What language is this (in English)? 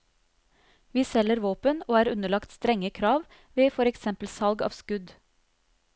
Norwegian